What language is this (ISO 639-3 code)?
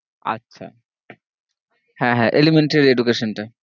ben